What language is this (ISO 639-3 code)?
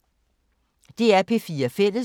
dan